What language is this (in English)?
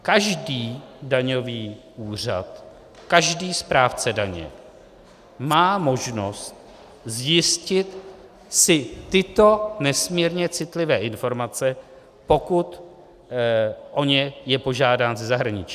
Czech